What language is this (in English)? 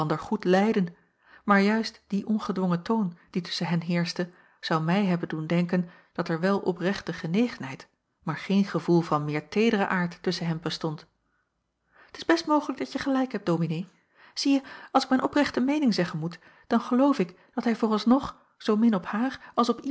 Dutch